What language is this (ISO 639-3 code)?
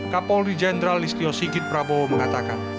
ind